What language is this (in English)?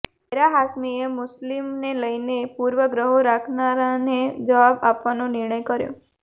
Gujarati